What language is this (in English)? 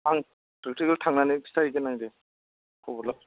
Bodo